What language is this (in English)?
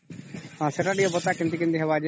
Odia